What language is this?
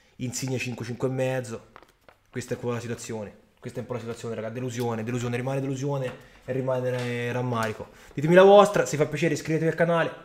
Italian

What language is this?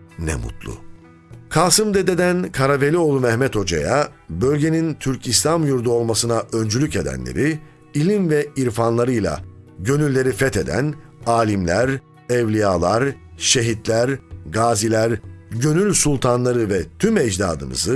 Turkish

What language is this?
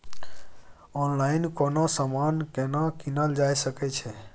Maithili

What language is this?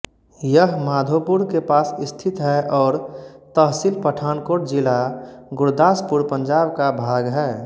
Hindi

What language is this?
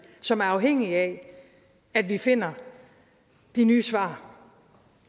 Danish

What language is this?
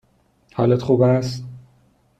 Persian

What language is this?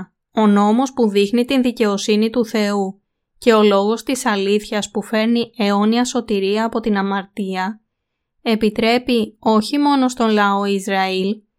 Greek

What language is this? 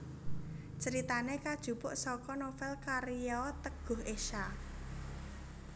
Javanese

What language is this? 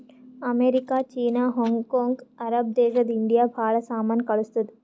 Kannada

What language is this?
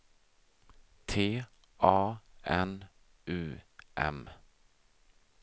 Swedish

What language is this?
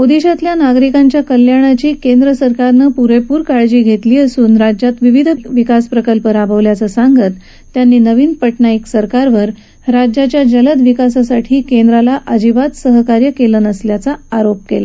Marathi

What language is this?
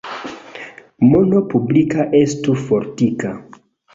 Esperanto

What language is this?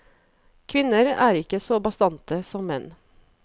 Norwegian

